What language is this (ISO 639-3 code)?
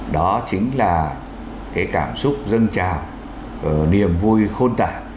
vie